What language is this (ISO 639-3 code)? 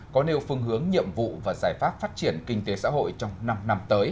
vie